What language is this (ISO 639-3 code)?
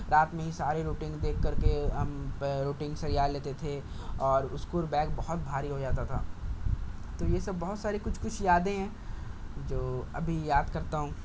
urd